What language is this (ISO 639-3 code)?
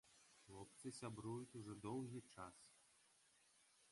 bel